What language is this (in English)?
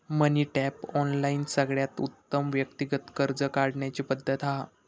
Marathi